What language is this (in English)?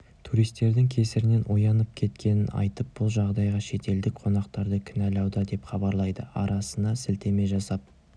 Kazakh